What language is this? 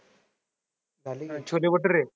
Marathi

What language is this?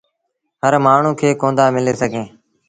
Sindhi Bhil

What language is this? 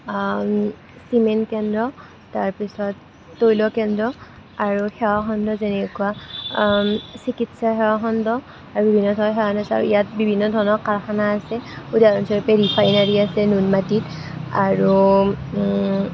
Assamese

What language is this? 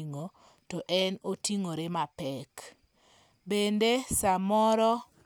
Luo (Kenya and Tanzania)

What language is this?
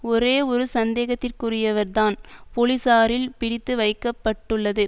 Tamil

